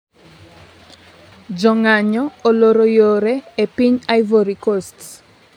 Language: Luo (Kenya and Tanzania)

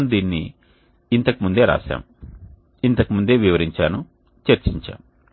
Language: Telugu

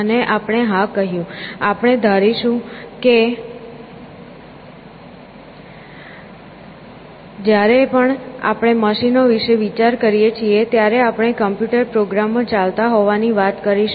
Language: Gujarati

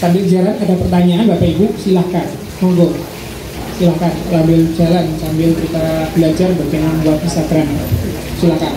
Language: Indonesian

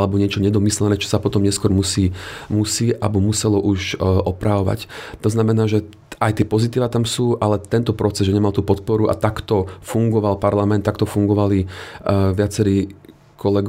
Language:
Slovak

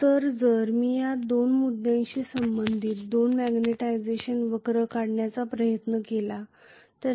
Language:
Marathi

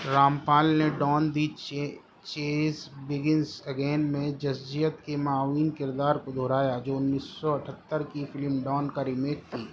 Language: Urdu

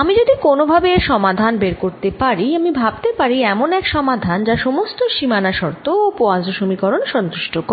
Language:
Bangla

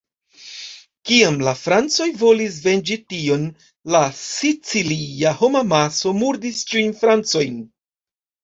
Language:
Esperanto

